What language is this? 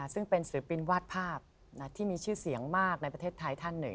Thai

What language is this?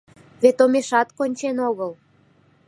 Mari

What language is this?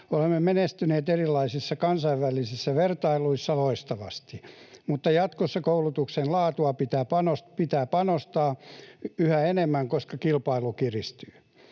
Finnish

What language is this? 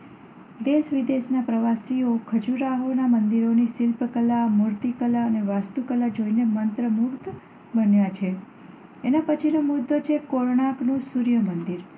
Gujarati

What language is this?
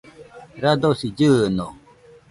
Nüpode Huitoto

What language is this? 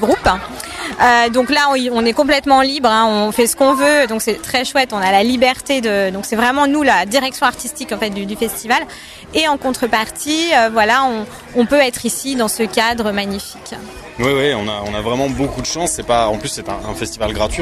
French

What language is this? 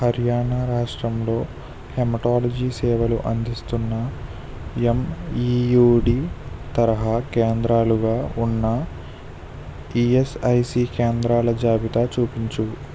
Telugu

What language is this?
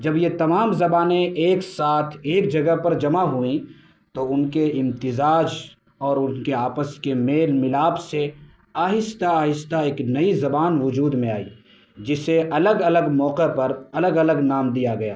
Urdu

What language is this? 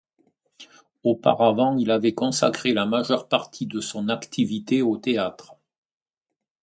French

